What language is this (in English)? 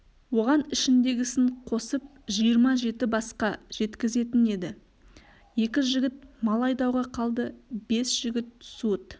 Kazakh